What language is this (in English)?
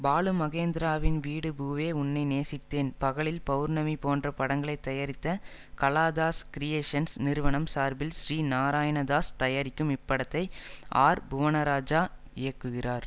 Tamil